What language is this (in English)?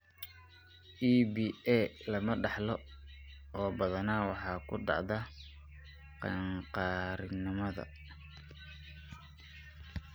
Somali